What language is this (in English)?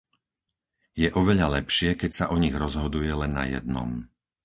Slovak